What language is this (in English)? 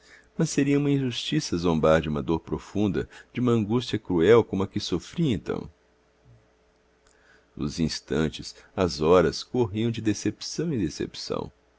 Portuguese